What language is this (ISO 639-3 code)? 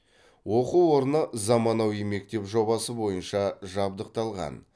kaz